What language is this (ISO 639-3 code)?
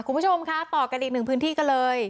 tha